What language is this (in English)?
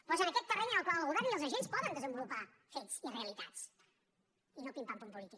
Catalan